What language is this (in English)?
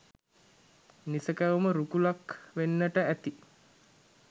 Sinhala